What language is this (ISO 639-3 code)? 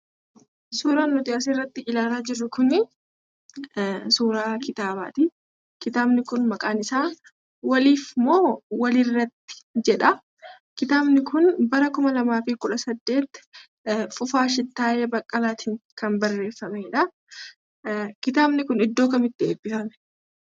orm